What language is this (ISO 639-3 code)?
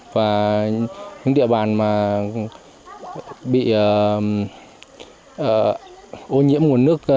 vie